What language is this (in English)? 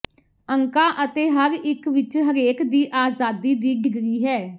Punjabi